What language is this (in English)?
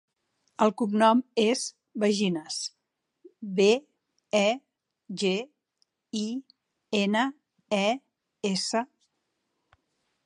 Catalan